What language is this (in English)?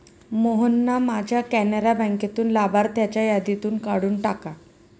Marathi